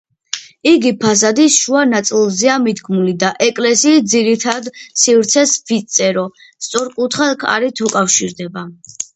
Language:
Georgian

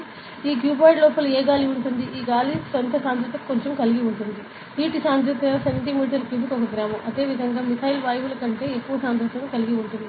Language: Telugu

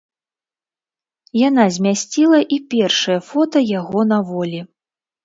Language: Belarusian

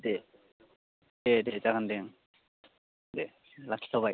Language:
Bodo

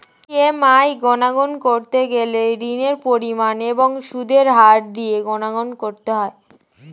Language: Bangla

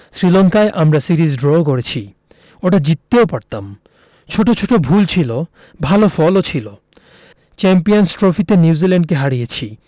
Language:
Bangla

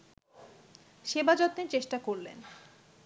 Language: Bangla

